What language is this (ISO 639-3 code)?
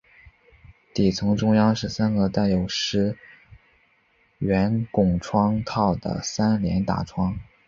zho